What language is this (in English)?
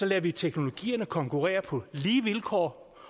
Danish